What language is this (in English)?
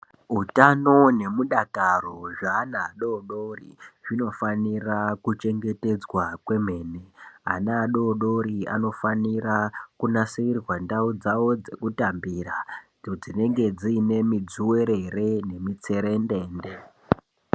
Ndau